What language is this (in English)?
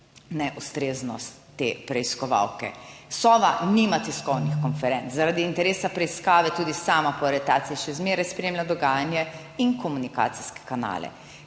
Slovenian